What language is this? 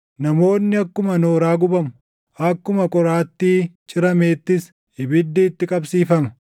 Oromo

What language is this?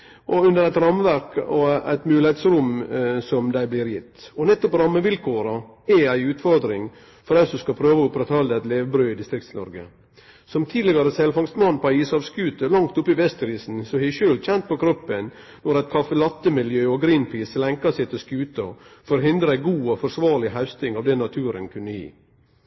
Norwegian Nynorsk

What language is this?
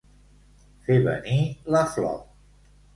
Catalan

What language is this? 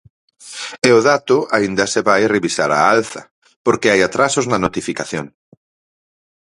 Galician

